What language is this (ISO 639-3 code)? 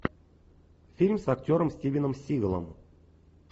rus